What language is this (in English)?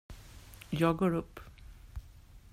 Swedish